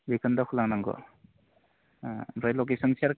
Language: Bodo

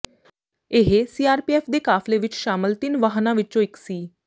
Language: Punjabi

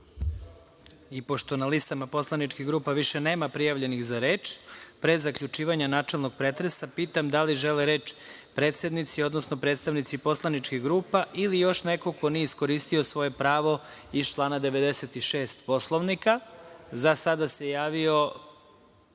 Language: Serbian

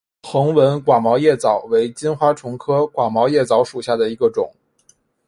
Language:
Chinese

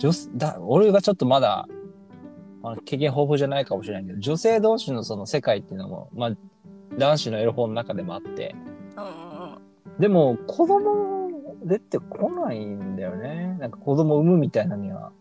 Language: Japanese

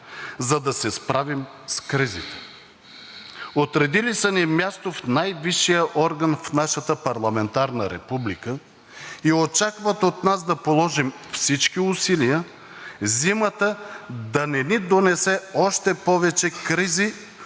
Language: Bulgarian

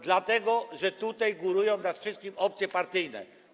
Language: Polish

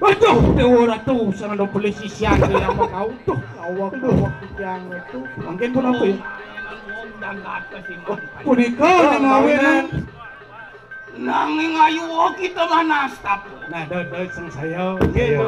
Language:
Thai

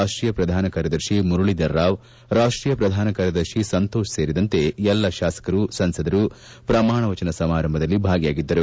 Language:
Kannada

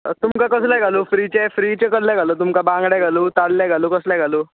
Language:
Konkani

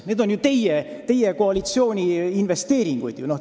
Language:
Estonian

